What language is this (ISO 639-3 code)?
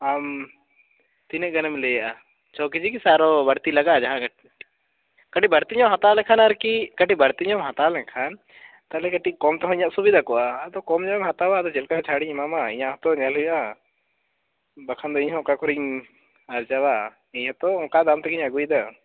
sat